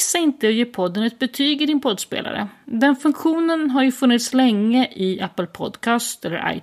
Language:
Swedish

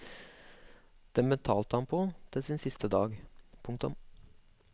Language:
Norwegian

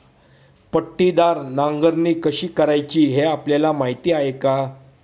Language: Marathi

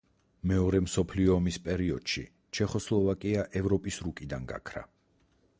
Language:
Georgian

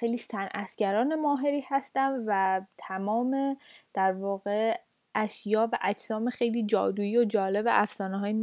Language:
Persian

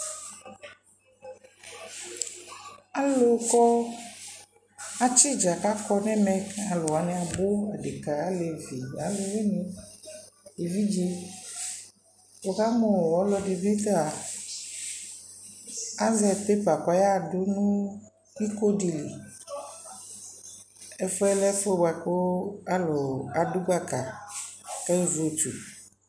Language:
Ikposo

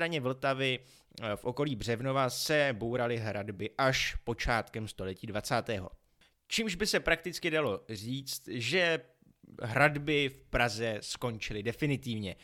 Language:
Czech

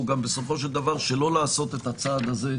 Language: Hebrew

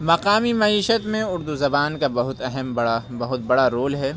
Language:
Urdu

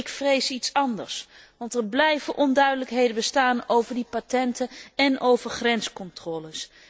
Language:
Dutch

